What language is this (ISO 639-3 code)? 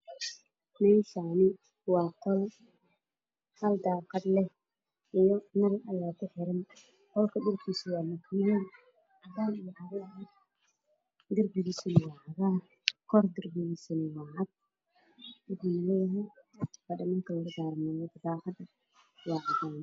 som